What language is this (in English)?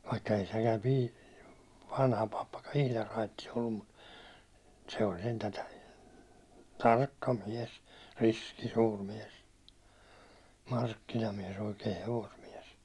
Finnish